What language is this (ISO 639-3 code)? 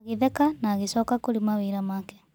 kik